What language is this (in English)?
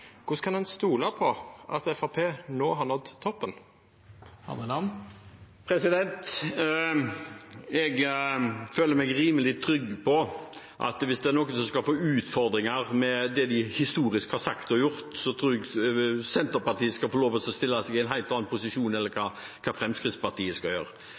Norwegian